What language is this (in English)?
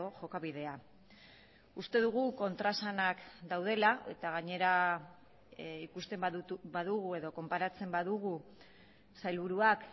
Basque